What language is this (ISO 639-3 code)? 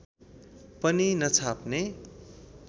nep